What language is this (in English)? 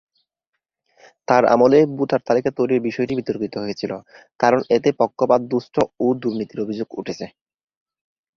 Bangla